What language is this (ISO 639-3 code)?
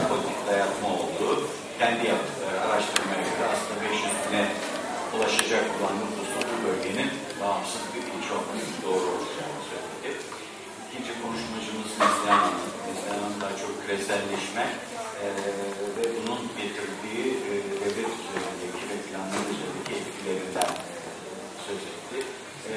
tur